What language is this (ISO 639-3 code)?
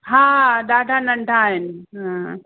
snd